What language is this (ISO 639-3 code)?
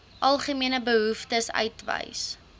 afr